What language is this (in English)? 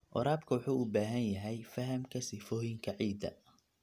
Somali